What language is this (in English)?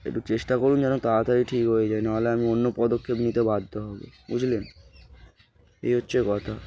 Bangla